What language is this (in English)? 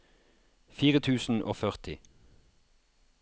Norwegian